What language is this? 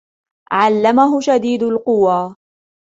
Arabic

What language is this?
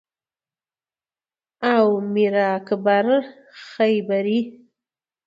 Pashto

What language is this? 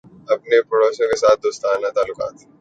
Urdu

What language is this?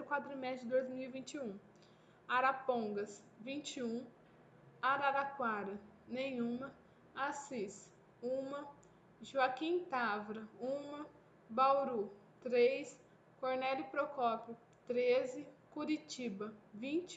Portuguese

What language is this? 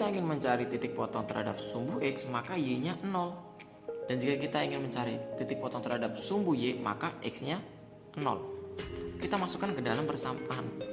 Indonesian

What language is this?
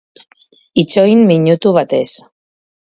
Basque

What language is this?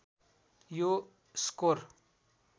Nepali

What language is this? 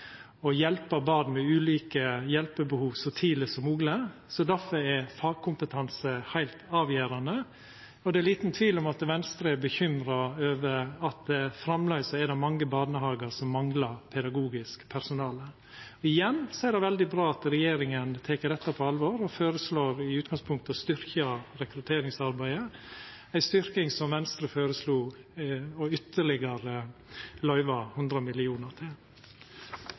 Norwegian Nynorsk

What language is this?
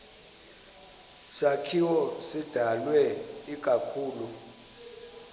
Xhosa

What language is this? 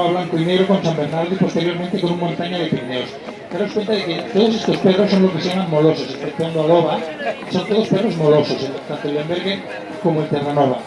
Spanish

